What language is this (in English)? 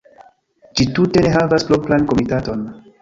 Esperanto